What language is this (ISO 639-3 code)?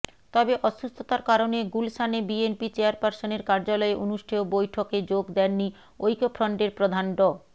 ben